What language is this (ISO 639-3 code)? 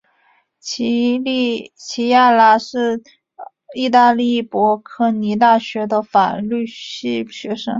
zho